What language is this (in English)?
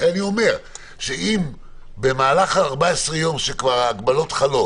Hebrew